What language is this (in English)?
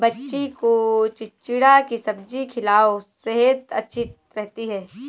Hindi